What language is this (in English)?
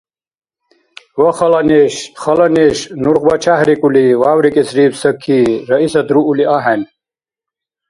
Dargwa